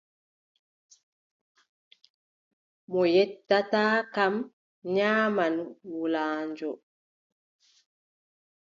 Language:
Adamawa Fulfulde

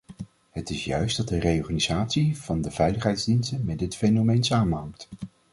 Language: Dutch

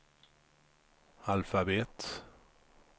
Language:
Swedish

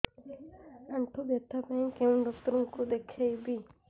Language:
Odia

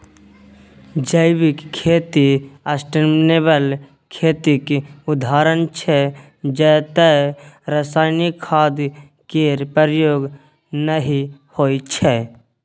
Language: Maithili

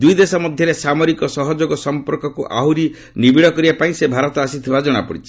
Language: Odia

